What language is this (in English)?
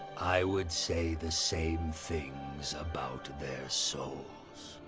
English